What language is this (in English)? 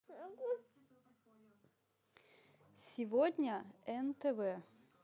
Russian